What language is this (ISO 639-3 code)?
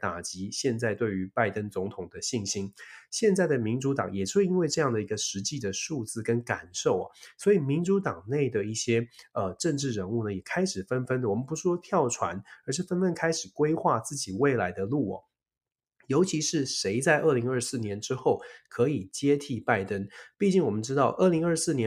zho